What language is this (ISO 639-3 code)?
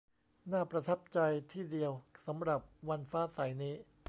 tha